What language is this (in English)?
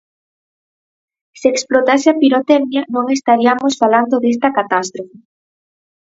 Galician